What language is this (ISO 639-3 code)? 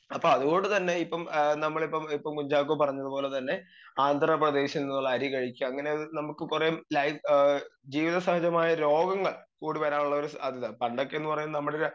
mal